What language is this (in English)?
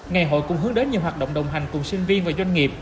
Vietnamese